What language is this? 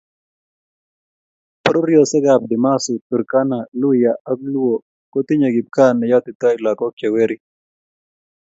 Kalenjin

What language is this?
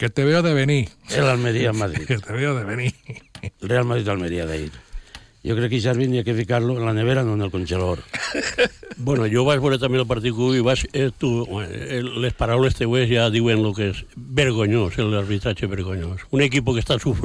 Spanish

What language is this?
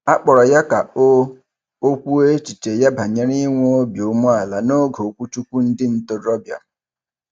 Igbo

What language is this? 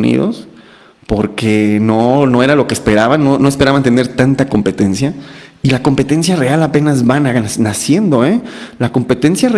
Spanish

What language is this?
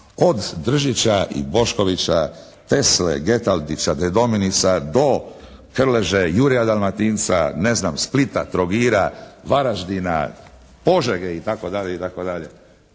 Croatian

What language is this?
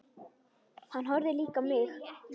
Icelandic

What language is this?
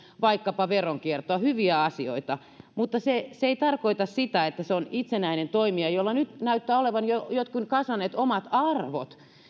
Finnish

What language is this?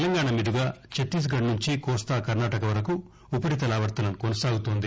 Telugu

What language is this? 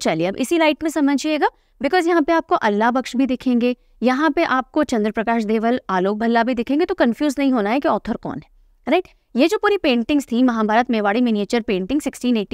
Hindi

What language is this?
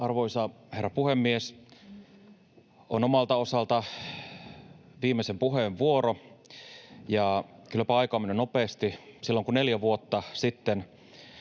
Finnish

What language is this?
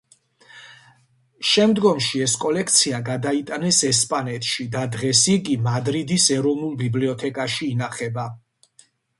Georgian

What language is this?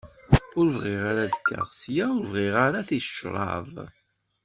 Kabyle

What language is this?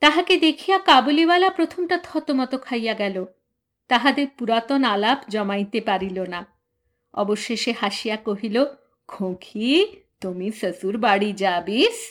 Bangla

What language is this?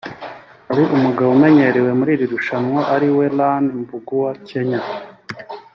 Kinyarwanda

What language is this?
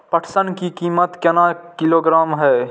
Maithili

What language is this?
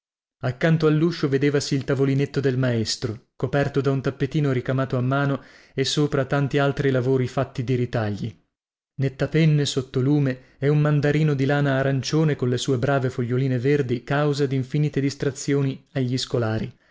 Italian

